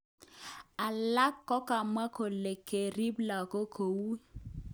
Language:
Kalenjin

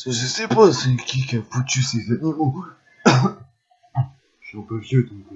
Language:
French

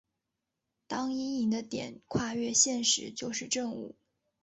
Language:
Chinese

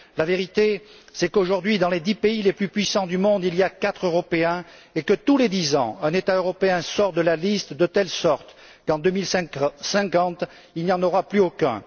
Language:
French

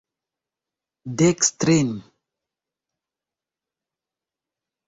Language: Esperanto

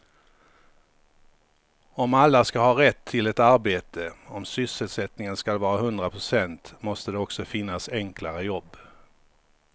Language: Swedish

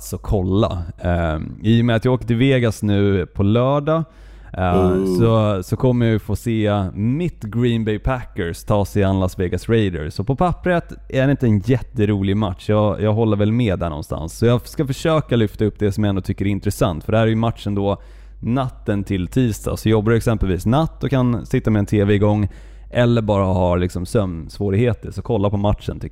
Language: Swedish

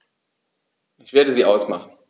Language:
German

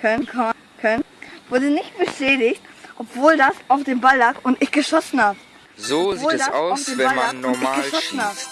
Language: German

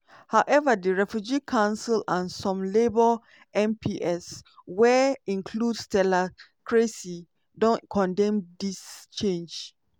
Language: Nigerian Pidgin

